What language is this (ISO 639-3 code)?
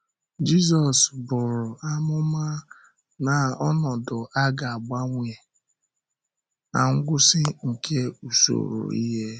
ibo